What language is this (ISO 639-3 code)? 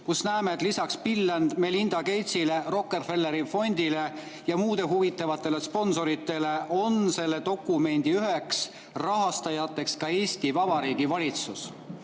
est